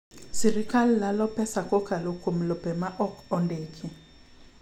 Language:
Luo (Kenya and Tanzania)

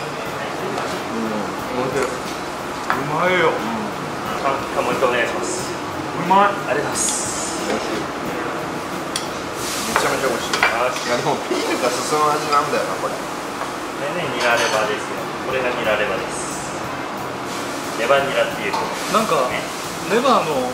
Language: Japanese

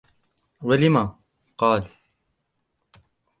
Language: Arabic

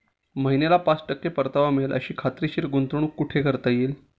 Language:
Marathi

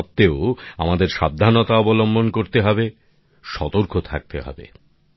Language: Bangla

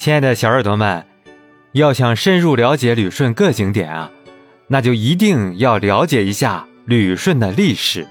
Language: Chinese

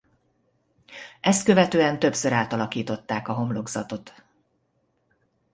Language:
Hungarian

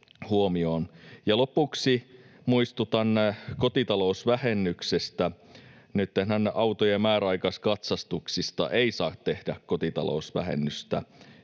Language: Finnish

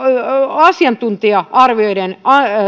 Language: Finnish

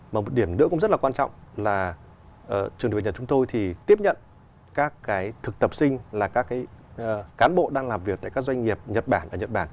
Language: Vietnamese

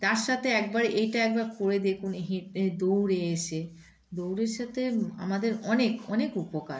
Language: Bangla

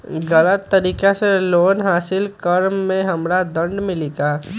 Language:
Magahi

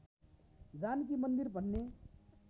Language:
Nepali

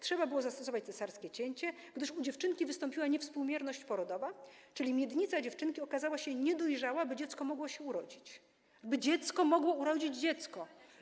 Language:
Polish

